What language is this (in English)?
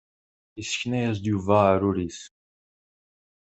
Kabyle